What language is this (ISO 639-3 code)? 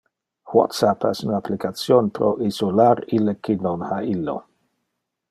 ina